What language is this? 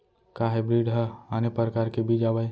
Chhattisgarhi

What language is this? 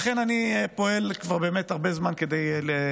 Hebrew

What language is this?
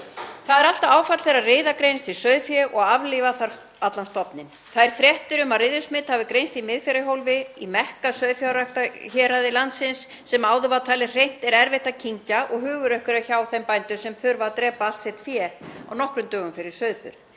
Icelandic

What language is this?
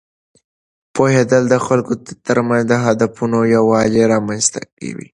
Pashto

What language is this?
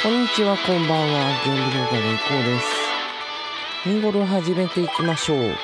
Japanese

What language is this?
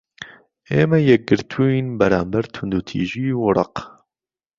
Central Kurdish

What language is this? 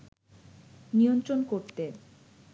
Bangla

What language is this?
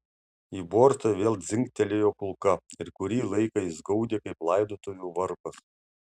Lithuanian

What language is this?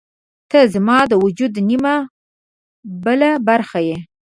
Pashto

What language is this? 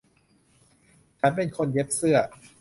Thai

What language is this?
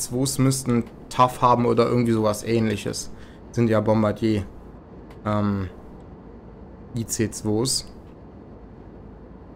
German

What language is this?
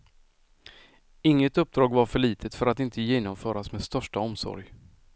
Swedish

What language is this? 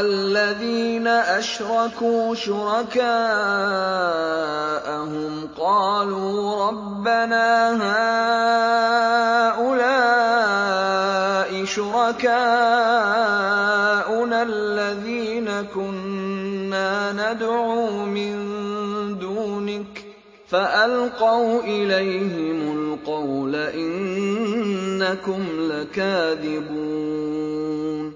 Arabic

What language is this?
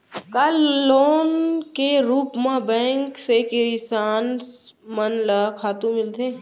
Chhattisgarhi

